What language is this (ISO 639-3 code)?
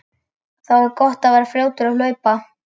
isl